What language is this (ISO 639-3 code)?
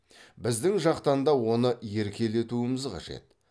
kaz